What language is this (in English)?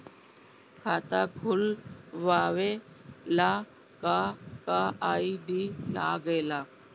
Bhojpuri